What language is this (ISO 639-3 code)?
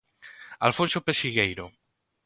glg